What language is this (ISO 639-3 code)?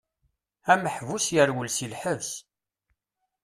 kab